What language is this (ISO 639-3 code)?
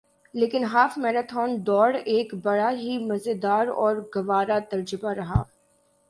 urd